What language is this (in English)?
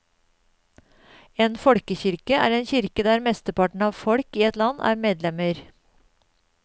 Norwegian